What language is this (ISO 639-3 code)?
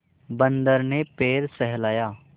hin